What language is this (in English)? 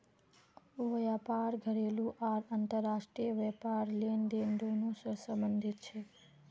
Magahi